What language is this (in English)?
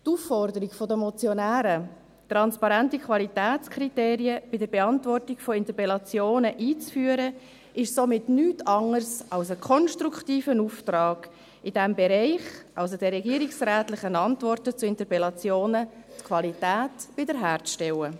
Swiss German